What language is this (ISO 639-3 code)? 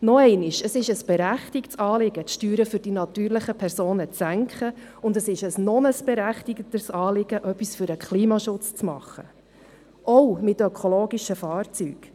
gsw